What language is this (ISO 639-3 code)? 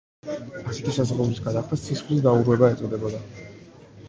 kat